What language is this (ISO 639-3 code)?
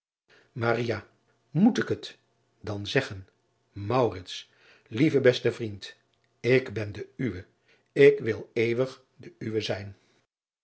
nld